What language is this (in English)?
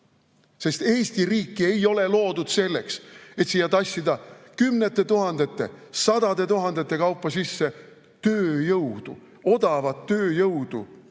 Estonian